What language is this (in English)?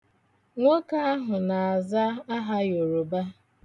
Igbo